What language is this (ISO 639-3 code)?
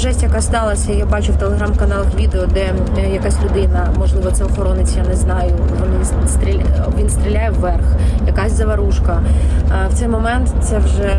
ukr